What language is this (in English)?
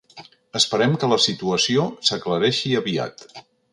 Catalan